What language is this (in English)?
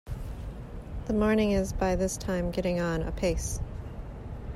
English